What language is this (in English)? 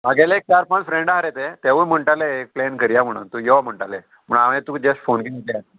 Konkani